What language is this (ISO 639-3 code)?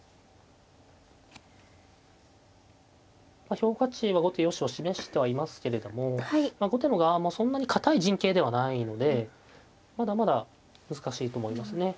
jpn